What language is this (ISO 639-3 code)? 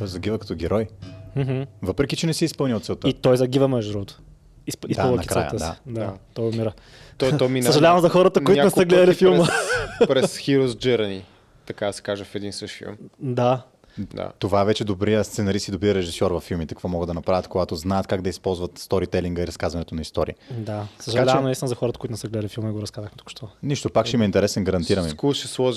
bul